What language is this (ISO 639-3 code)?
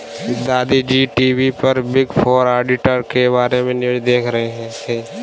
hin